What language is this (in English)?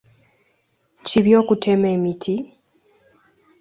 Ganda